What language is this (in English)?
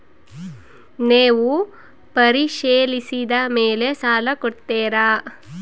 Kannada